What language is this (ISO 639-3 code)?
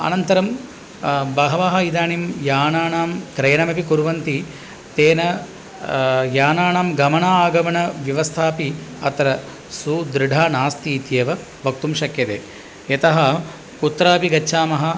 san